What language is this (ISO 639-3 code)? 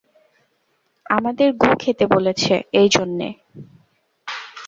ben